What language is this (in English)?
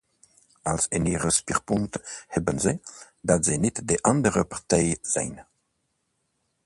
Dutch